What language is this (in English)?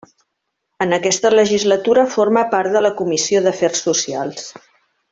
Catalan